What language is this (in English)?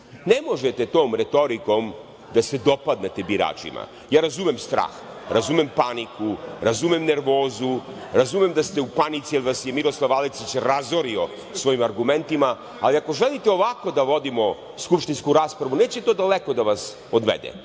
Serbian